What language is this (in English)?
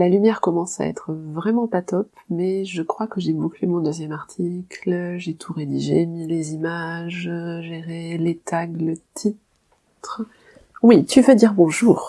French